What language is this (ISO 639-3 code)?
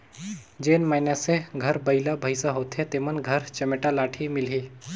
hne